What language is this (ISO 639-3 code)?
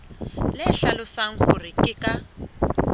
sot